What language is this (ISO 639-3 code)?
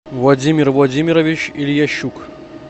rus